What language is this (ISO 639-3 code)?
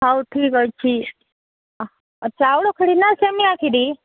ori